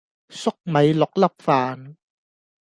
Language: Cantonese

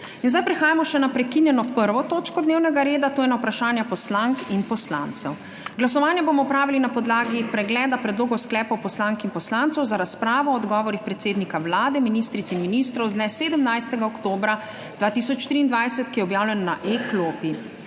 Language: Slovenian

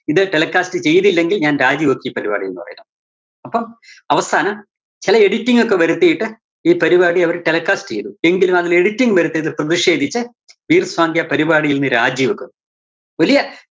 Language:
Malayalam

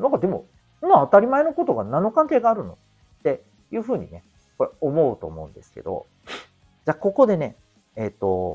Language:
Japanese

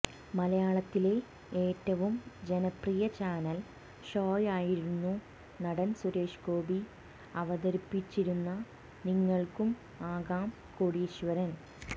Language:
Malayalam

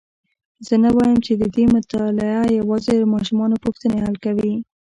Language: Pashto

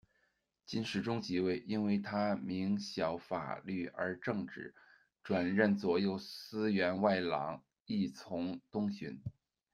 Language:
Chinese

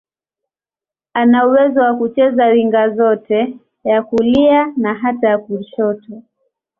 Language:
Swahili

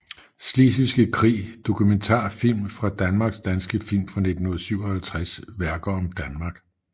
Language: Danish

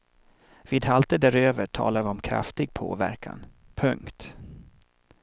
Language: Swedish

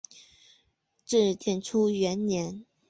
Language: Chinese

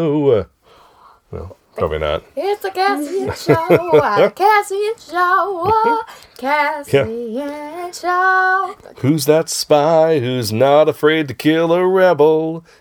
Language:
English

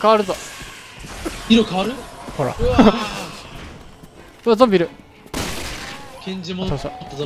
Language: Japanese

